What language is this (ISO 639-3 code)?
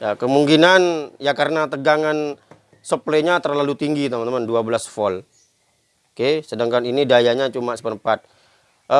ind